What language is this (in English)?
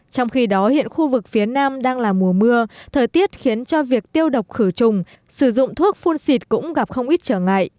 Vietnamese